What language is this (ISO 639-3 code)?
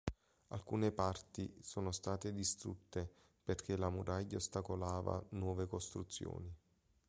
ita